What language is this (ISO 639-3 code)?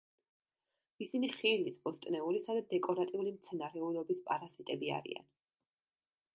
kat